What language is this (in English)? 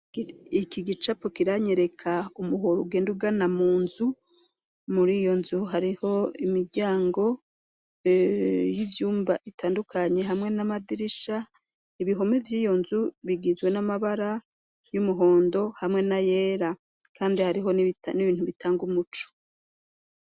Rundi